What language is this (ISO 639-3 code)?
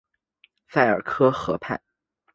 zho